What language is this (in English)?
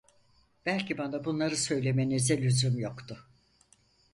Turkish